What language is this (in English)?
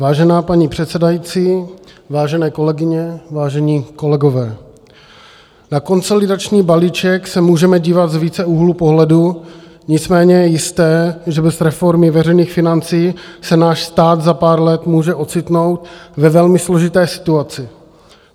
Czech